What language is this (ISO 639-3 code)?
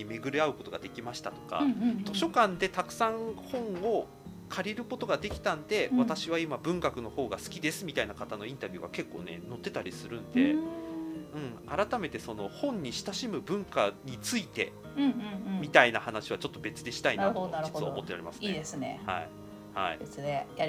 jpn